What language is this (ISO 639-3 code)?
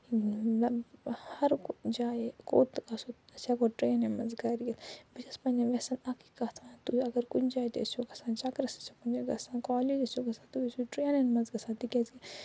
kas